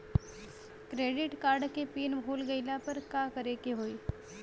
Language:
Bhojpuri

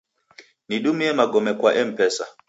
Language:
Taita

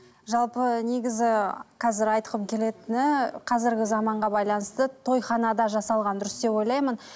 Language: Kazakh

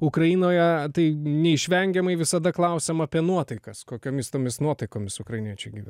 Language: Lithuanian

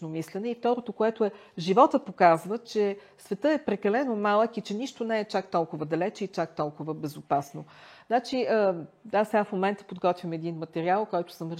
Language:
Bulgarian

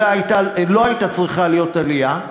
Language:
Hebrew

